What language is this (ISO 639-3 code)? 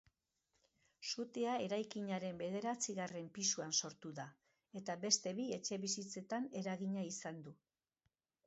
eus